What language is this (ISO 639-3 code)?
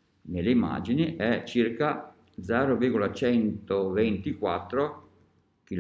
ita